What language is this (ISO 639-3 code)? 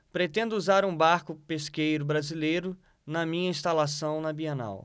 por